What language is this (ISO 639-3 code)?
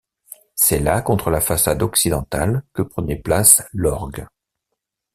fra